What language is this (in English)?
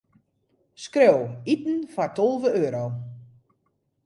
Western Frisian